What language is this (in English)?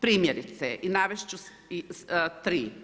Croatian